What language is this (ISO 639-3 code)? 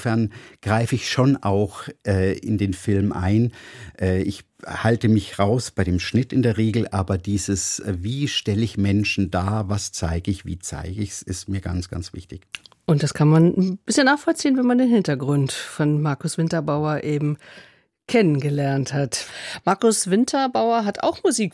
deu